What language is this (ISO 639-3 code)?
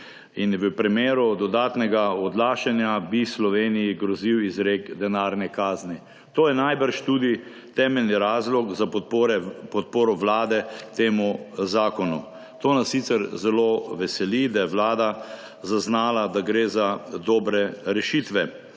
slv